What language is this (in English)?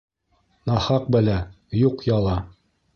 Bashkir